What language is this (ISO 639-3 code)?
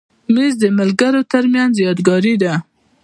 pus